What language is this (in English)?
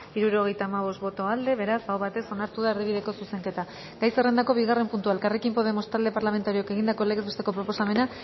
Basque